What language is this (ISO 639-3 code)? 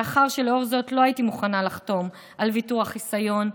heb